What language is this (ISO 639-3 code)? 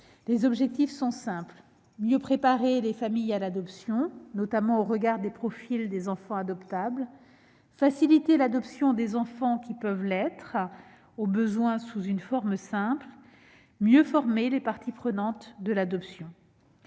fra